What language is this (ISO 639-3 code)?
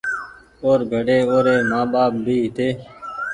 gig